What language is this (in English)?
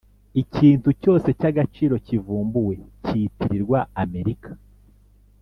Kinyarwanda